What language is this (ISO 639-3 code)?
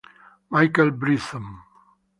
ita